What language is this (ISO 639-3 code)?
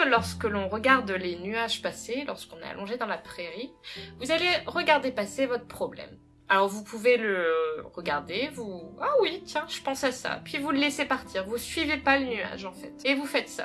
fra